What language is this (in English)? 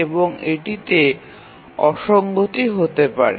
Bangla